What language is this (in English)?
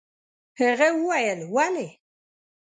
Pashto